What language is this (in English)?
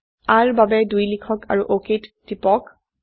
Assamese